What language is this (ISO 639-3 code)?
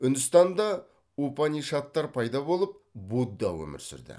kaz